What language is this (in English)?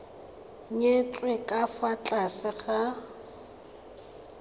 Tswana